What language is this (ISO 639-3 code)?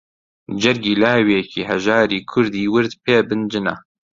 ckb